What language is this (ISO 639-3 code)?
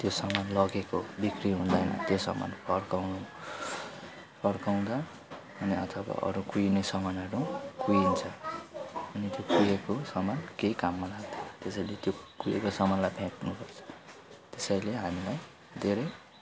nep